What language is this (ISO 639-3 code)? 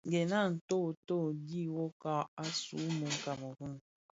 ksf